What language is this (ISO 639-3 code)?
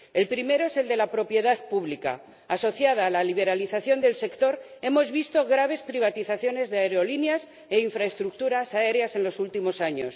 spa